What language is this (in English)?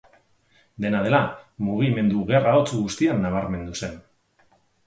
Basque